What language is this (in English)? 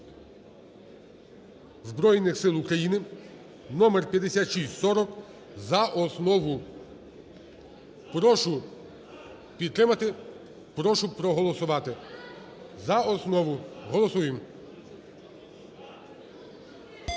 Ukrainian